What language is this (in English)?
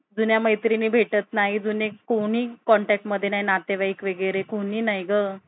Marathi